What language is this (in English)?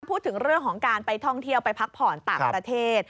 Thai